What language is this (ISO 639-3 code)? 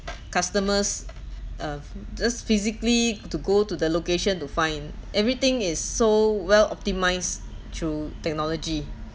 eng